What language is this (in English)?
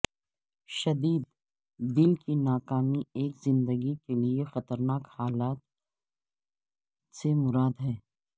Urdu